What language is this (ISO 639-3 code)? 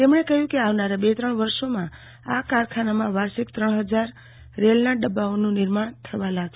guj